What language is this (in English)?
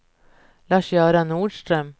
Swedish